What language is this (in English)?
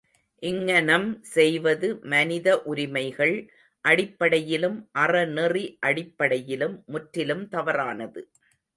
Tamil